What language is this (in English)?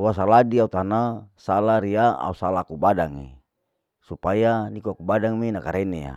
Larike-Wakasihu